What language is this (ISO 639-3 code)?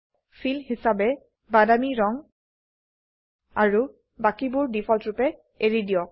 asm